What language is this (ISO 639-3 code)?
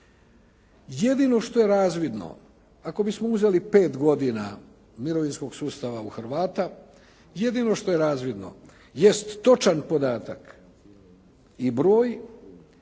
hrv